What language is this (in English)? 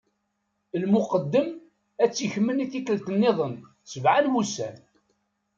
Kabyle